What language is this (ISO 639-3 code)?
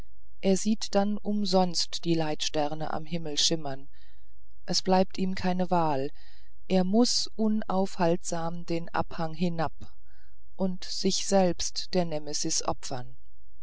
deu